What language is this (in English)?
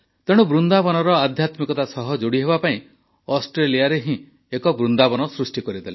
Odia